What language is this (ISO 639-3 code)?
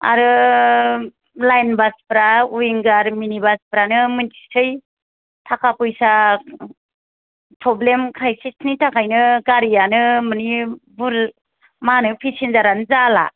brx